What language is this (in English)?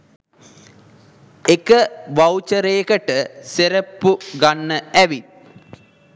Sinhala